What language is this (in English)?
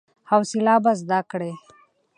Pashto